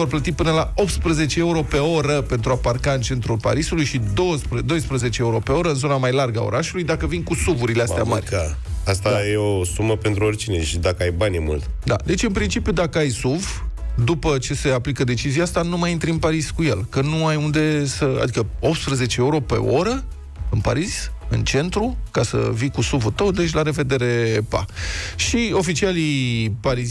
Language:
Romanian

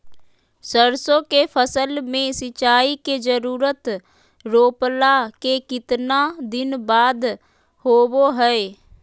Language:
Magahi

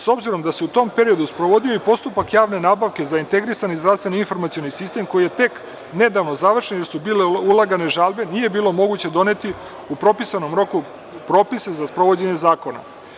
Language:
Serbian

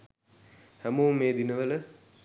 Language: Sinhala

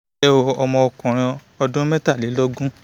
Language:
Yoruba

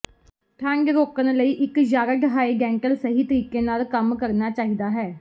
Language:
Punjabi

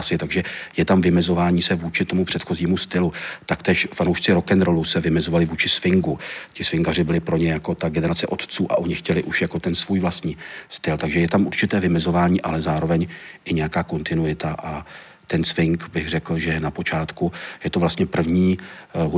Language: Czech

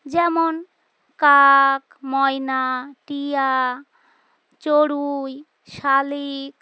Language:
Bangla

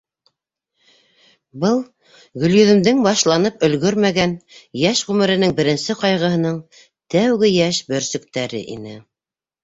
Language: Bashkir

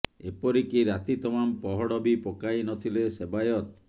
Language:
Odia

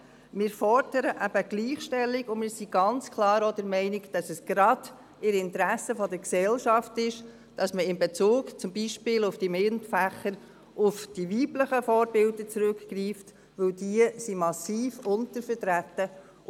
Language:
Swiss German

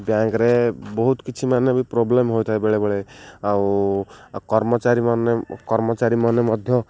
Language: Odia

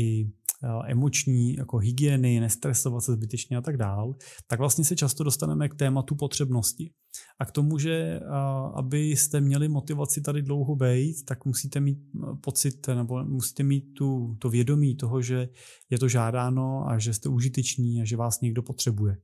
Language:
Czech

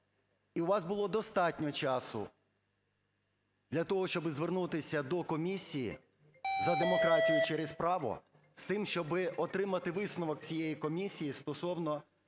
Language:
Ukrainian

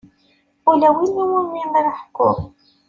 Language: Kabyle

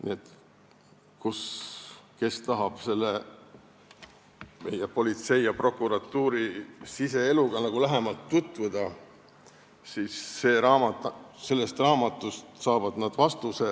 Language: Estonian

